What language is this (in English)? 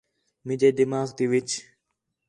Khetrani